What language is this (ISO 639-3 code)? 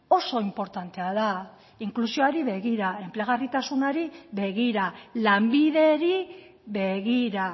eus